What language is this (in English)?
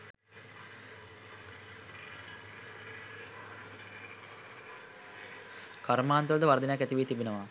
Sinhala